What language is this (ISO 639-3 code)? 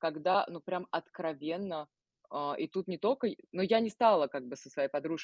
rus